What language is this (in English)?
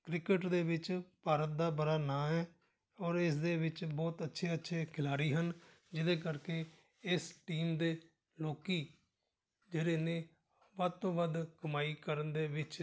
Punjabi